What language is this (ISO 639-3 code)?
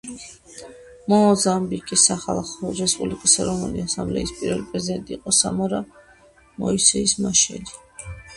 kat